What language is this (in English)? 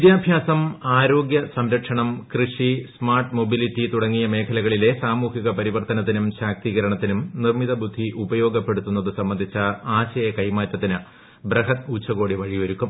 Malayalam